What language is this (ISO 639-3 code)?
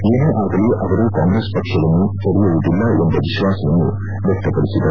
kan